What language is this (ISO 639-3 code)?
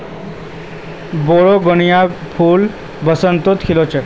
mag